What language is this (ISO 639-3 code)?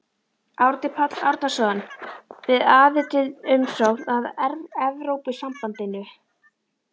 isl